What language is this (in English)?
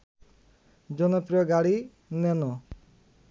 Bangla